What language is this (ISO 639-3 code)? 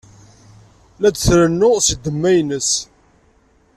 kab